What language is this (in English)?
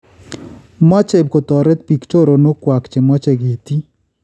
Kalenjin